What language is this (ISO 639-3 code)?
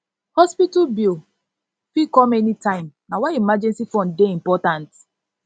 pcm